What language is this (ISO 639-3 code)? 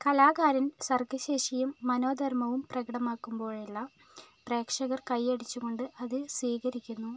mal